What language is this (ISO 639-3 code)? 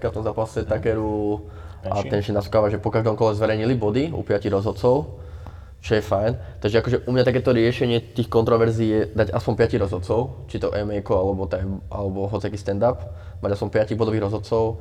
slk